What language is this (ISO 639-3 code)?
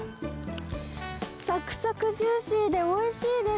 jpn